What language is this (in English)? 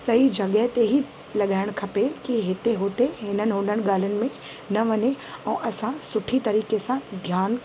Sindhi